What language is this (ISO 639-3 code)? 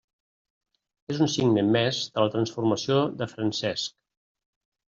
cat